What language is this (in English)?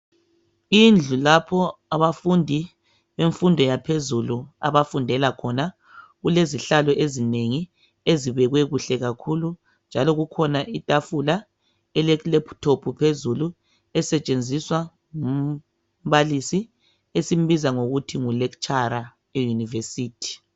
North Ndebele